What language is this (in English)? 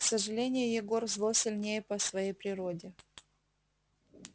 Russian